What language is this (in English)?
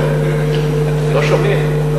Hebrew